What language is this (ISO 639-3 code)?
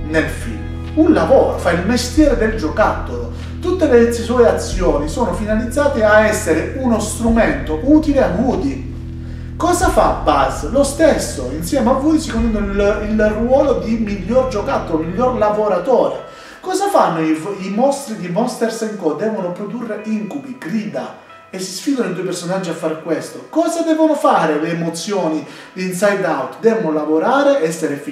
ita